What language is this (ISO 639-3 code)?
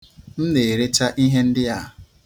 ibo